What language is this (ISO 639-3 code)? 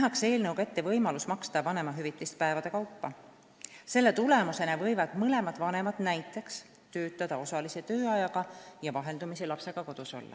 est